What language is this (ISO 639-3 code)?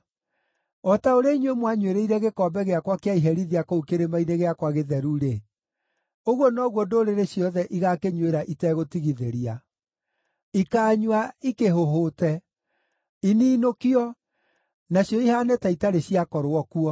kik